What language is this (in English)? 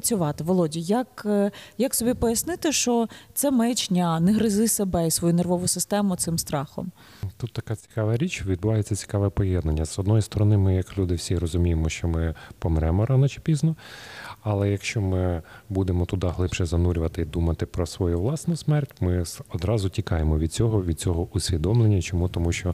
Ukrainian